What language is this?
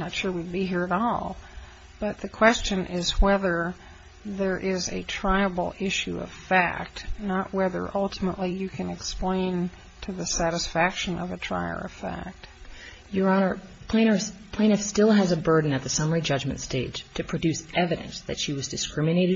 English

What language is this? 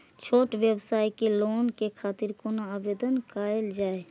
Maithili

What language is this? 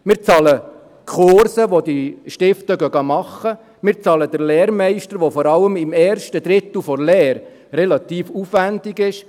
Swiss German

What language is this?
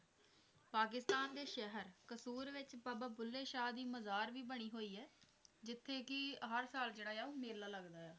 Punjabi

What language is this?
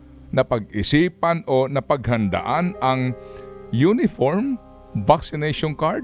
Filipino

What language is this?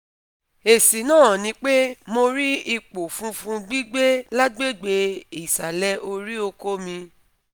Yoruba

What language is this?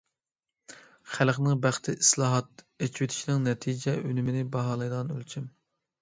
Uyghur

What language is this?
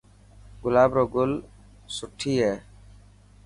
Dhatki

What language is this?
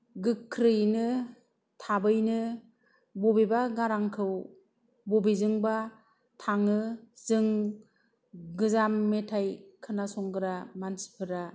Bodo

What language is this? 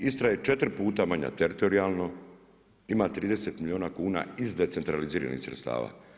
Croatian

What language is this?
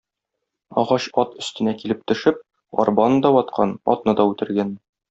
Tatar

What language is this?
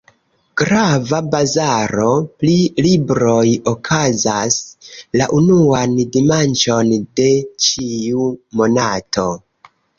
Esperanto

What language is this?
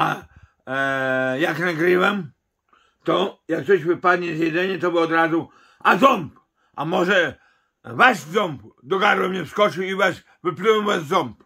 Polish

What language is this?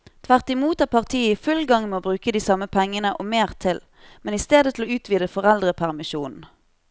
Norwegian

